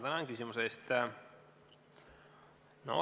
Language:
Estonian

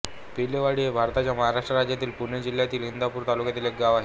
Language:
Marathi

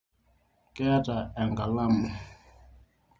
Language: Masai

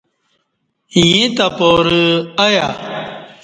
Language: Kati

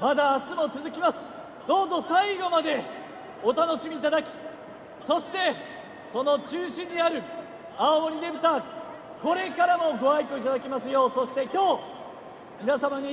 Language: Japanese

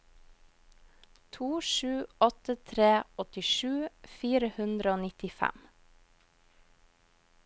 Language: Norwegian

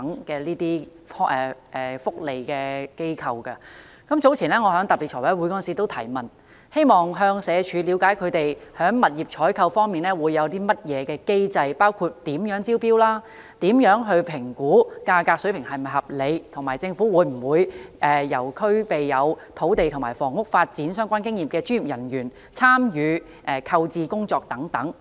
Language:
Cantonese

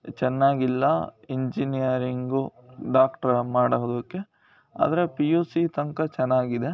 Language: Kannada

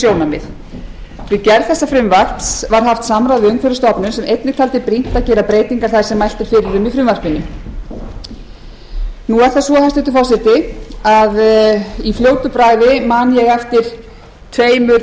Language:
Icelandic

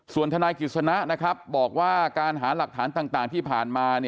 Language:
Thai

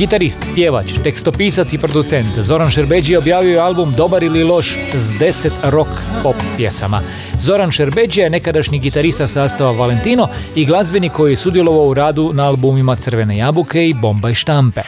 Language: Croatian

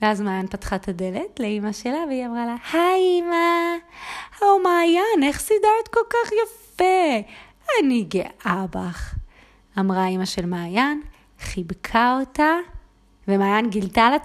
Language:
Hebrew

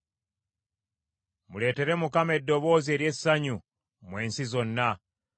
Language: Ganda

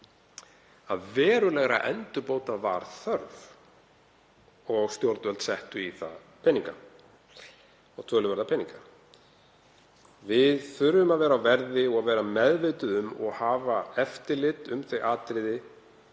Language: Icelandic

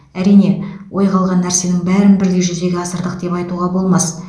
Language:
Kazakh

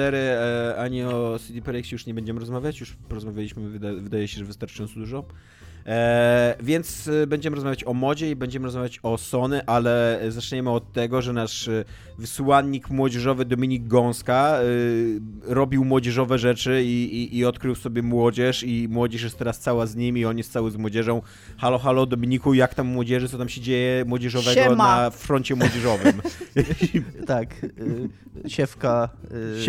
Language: Polish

